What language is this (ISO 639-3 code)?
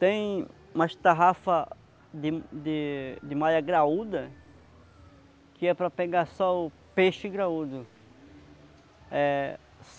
por